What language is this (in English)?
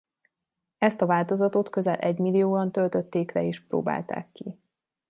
Hungarian